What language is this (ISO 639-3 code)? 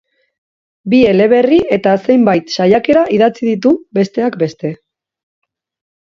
eus